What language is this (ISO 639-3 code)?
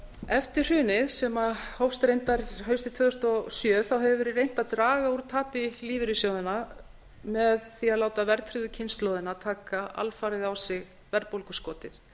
isl